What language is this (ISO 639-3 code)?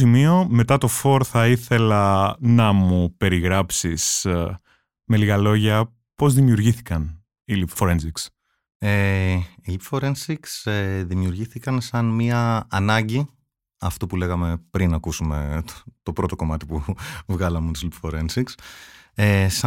ell